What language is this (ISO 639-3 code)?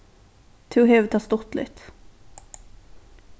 fao